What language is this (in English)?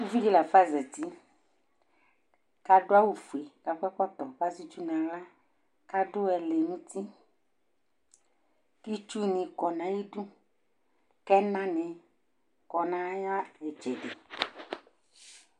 Ikposo